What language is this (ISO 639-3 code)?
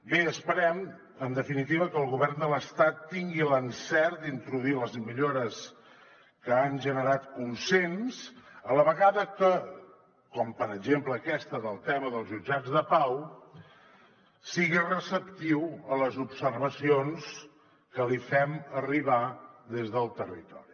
cat